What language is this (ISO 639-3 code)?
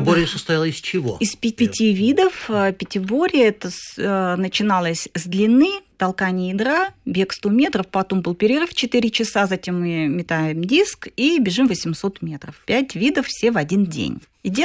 rus